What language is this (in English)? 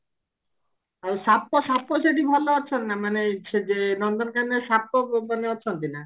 Odia